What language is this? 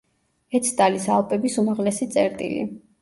Georgian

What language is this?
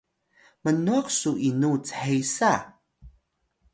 Atayal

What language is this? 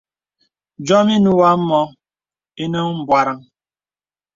Bebele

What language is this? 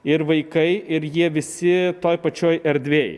Lithuanian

